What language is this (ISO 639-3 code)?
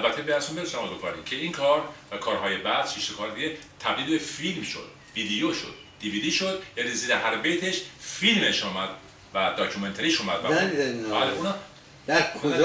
fas